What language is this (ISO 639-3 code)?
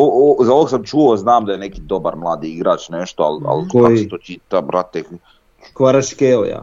hrv